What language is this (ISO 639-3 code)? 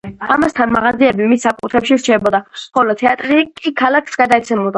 kat